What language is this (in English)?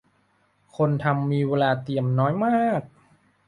Thai